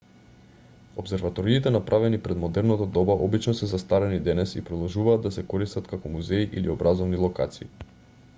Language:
Macedonian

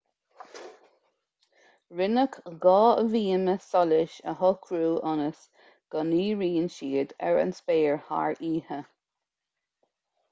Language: Irish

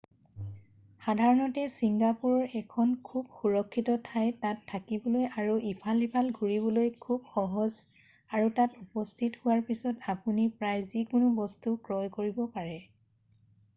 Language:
Assamese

